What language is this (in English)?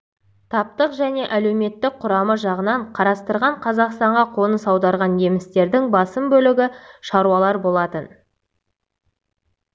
Kazakh